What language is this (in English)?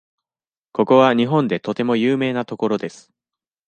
Japanese